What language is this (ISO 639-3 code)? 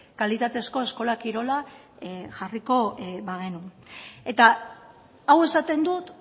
eus